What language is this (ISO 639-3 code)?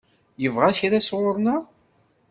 kab